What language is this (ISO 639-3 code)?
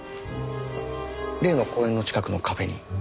jpn